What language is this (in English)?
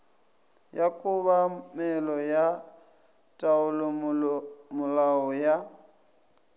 Northern Sotho